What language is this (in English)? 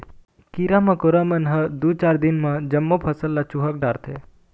Chhattisgarhi